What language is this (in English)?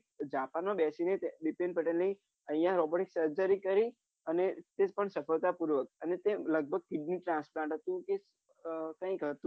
Gujarati